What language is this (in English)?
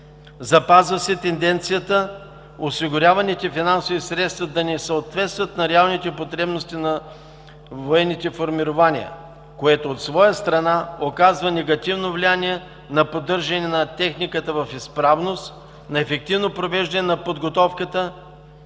Bulgarian